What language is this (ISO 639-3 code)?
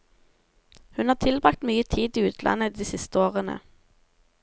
nor